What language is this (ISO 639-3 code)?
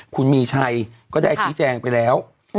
tha